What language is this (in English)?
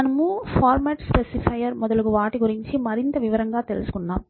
Telugu